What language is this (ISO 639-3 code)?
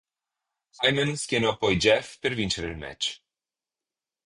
ita